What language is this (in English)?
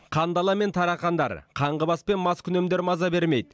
Kazakh